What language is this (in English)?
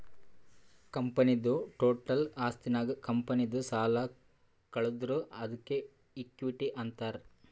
Kannada